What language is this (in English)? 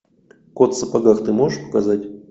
Russian